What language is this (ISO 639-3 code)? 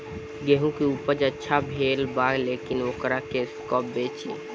bho